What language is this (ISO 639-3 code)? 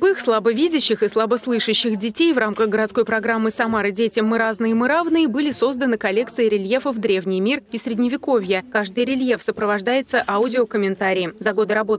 rus